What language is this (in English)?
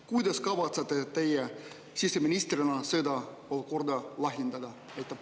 Estonian